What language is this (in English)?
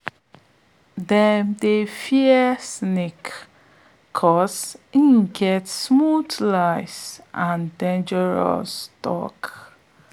Nigerian Pidgin